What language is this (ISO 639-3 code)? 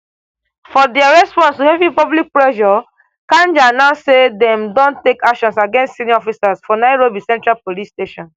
pcm